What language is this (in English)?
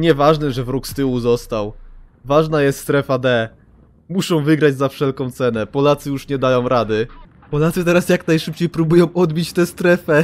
Polish